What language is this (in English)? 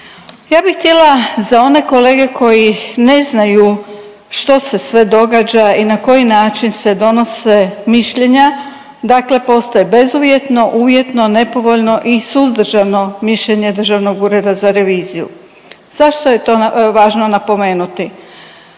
Croatian